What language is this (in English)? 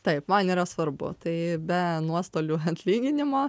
Lithuanian